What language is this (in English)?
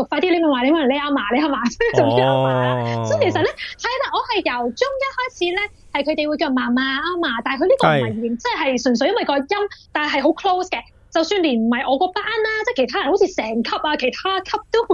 Chinese